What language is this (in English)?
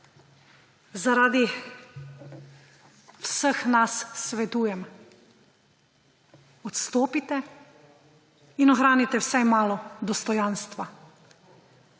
Slovenian